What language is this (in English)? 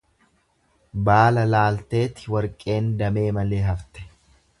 Oromo